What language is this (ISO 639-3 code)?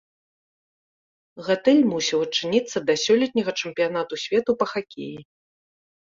bel